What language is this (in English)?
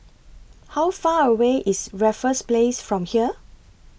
English